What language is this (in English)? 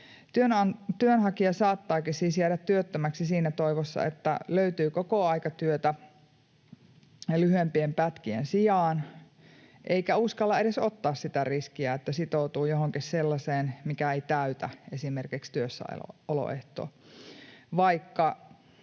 Finnish